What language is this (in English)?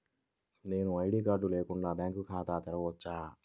Telugu